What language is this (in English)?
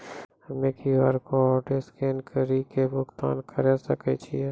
Maithili